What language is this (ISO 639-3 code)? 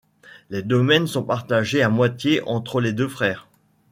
fra